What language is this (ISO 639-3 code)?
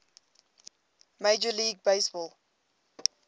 eng